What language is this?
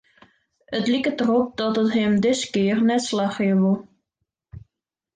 Western Frisian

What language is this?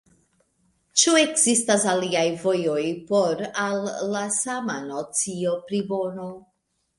Esperanto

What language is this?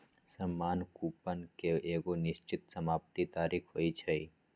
Magahi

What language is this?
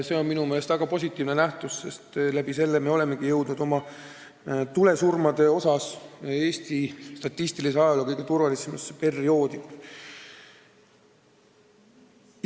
Estonian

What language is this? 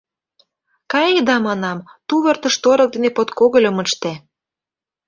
Mari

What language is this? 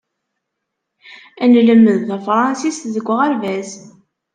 Kabyle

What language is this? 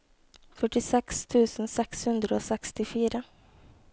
Norwegian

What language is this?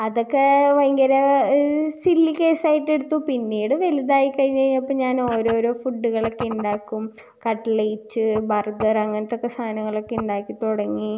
Malayalam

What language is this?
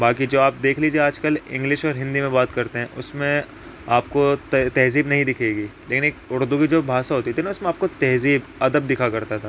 Urdu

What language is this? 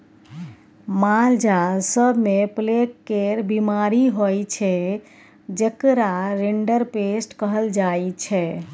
Maithili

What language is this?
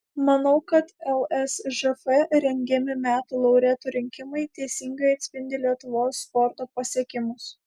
Lithuanian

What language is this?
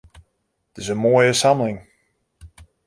Western Frisian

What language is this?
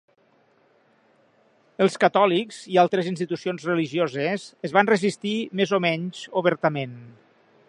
Catalan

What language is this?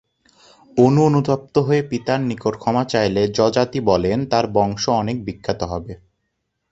Bangla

